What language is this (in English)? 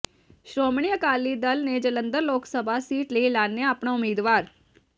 Punjabi